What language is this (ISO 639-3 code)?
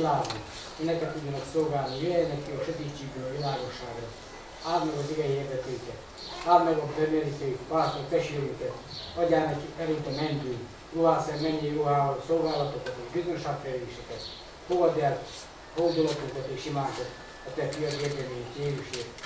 hun